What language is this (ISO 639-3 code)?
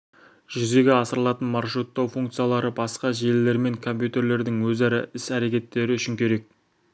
kaz